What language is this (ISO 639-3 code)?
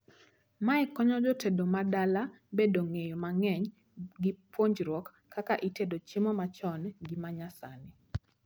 luo